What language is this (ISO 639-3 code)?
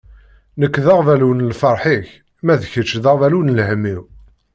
kab